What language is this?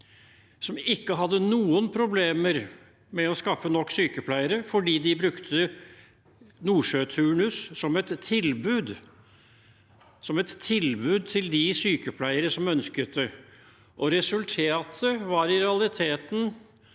Norwegian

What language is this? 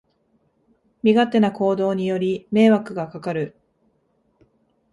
Japanese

